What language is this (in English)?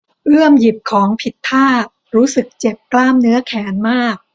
Thai